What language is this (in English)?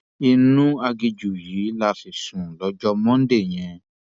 Yoruba